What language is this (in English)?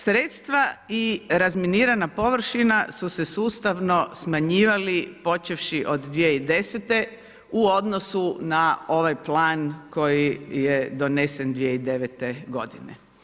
Croatian